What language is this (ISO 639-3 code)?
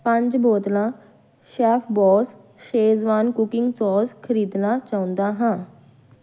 pan